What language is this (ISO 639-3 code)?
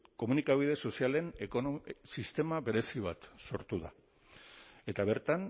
eus